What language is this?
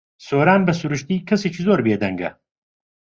Central Kurdish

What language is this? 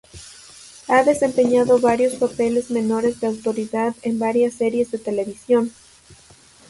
Spanish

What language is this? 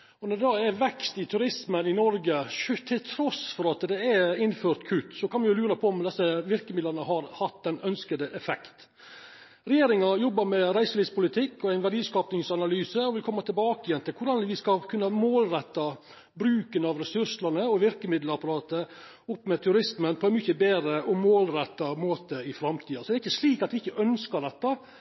Norwegian Nynorsk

